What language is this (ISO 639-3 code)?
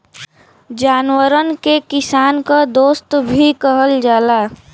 bho